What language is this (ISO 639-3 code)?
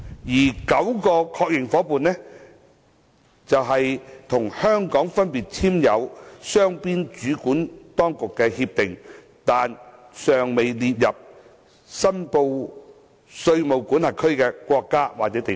yue